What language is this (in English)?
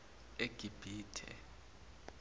Zulu